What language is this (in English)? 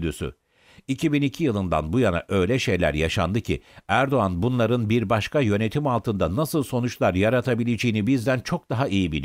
Turkish